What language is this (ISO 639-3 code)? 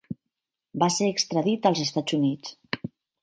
cat